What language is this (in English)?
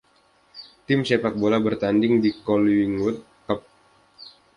Indonesian